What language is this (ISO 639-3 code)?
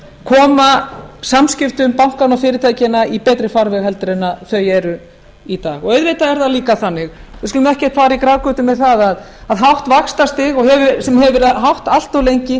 isl